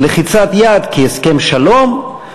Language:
Hebrew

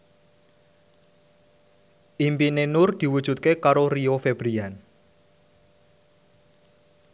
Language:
Javanese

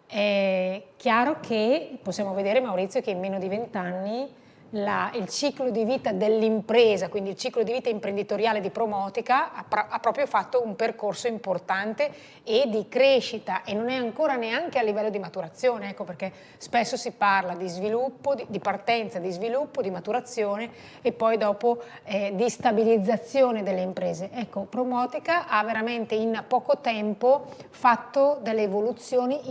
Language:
Italian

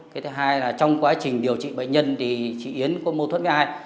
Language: Vietnamese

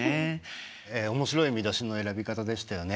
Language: Japanese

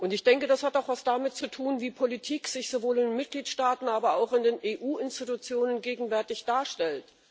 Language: German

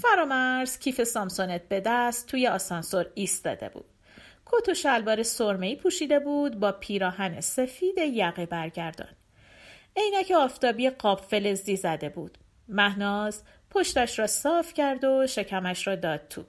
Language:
Persian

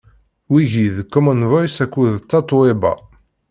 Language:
Kabyle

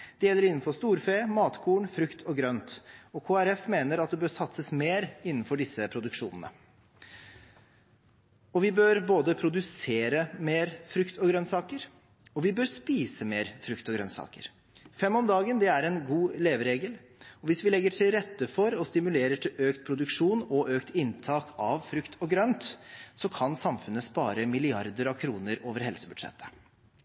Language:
Norwegian Bokmål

